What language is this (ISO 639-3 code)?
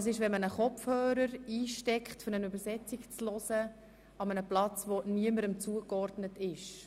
gsw